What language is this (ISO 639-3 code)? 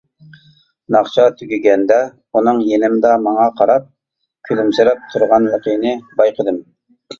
uig